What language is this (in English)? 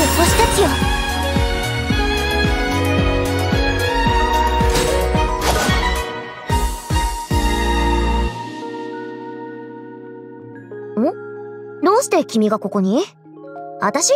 Japanese